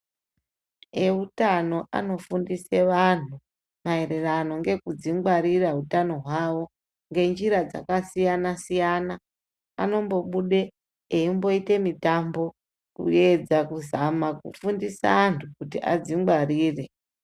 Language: Ndau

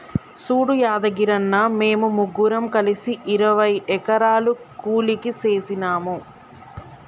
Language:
Telugu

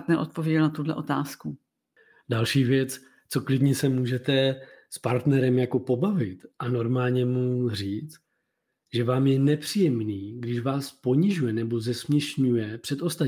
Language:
Czech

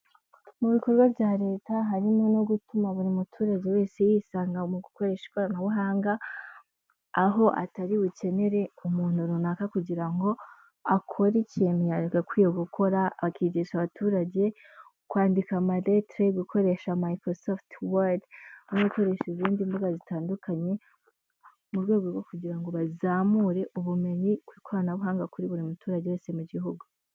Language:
Kinyarwanda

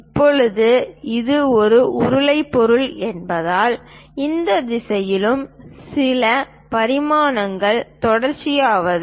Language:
Tamil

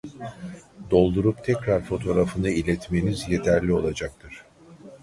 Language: Turkish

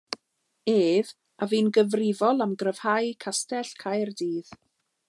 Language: Welsh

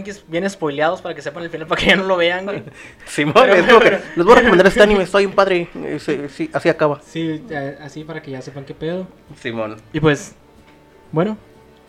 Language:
Spanish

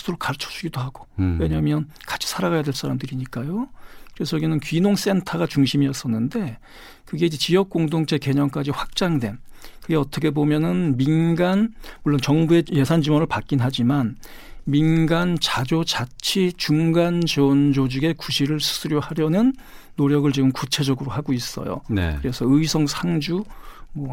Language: Korean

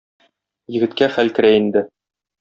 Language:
Tatar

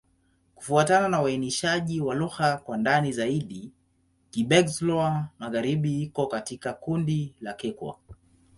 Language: Swahili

